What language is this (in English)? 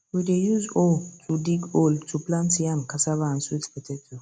Nigerian Pidgin